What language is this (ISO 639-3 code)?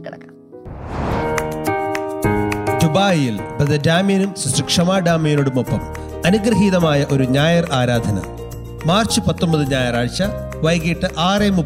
mal